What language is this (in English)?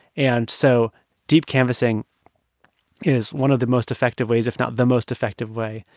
English